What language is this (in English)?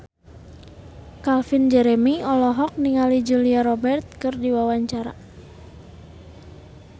Sundanese